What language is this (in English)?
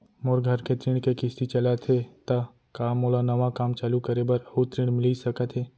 Chhattisgarhi